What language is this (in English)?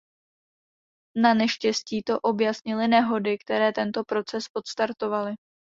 Czech